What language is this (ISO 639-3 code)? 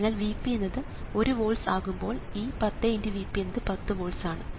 mal